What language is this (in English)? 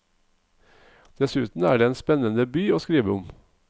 Norwegian